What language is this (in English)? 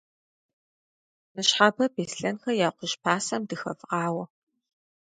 Kabardian